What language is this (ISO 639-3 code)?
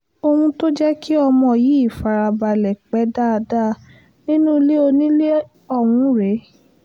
yor